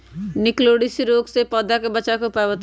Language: Magahi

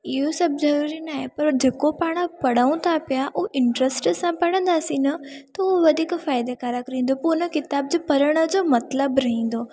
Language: Sindhi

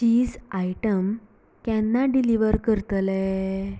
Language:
Konkani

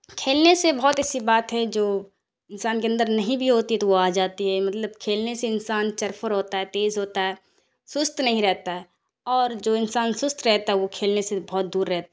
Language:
Urdu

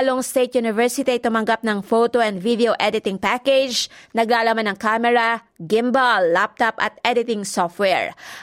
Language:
Filipino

